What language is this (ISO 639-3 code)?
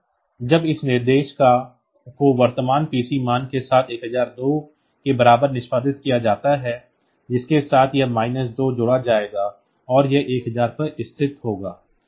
hin